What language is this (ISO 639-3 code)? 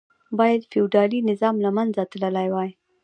pus